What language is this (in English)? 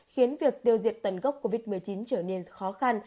Vietnamese